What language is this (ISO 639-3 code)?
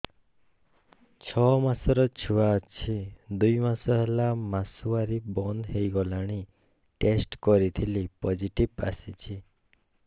ori